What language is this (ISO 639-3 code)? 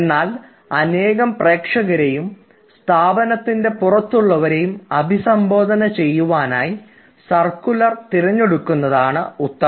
mal